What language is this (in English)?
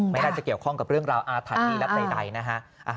Thai